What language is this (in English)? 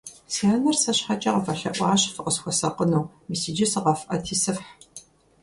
Kabardian